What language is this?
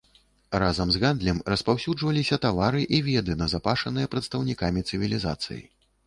Belarusian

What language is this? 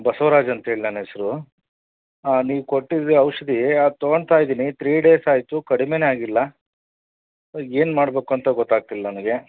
Kannada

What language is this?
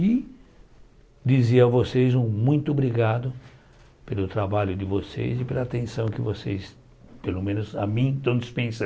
Portuguese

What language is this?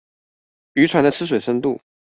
Chinese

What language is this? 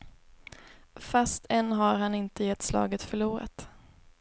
Swedish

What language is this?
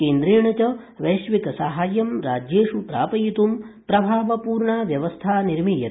Sanskrit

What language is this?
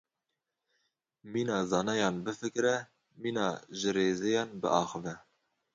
Kurdish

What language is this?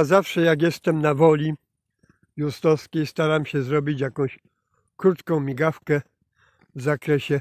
Polish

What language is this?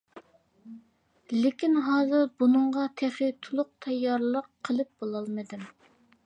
Uyghur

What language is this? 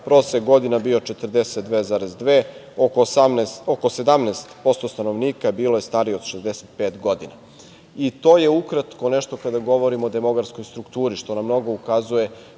Serbian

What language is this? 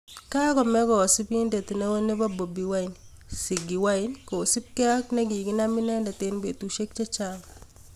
Kalenjin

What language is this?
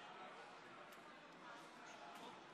Hebrew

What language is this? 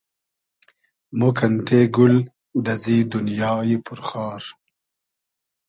Hazaragi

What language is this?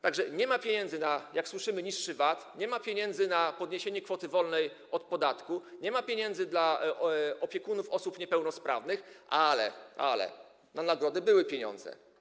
Polish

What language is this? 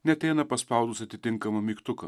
Lithuanian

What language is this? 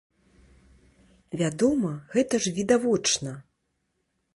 Belarusian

